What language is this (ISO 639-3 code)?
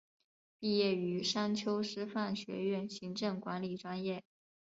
zho